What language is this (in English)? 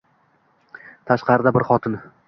Uzbek